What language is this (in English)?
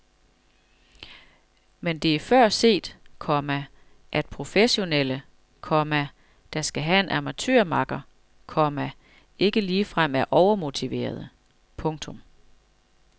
Danish